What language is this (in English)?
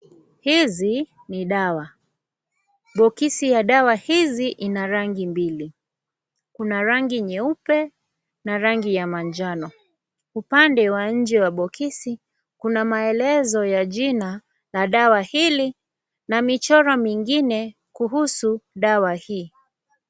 Swahili